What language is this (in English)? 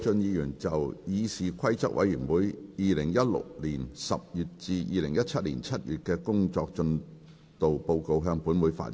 Cantonese